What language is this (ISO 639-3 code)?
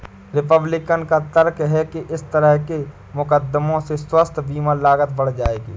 hin